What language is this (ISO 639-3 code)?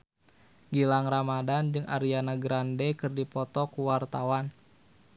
sun